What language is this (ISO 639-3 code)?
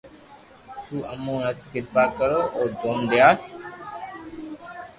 lrk